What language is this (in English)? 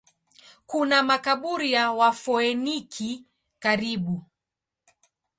Swahili